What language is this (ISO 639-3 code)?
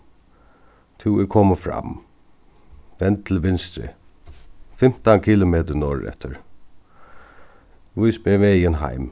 fao